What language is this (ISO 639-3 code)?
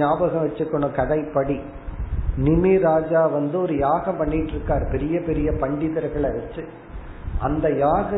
tam